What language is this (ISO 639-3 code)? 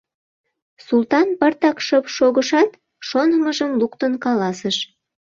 chm